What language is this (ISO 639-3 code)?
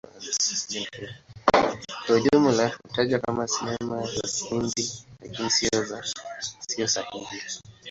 swa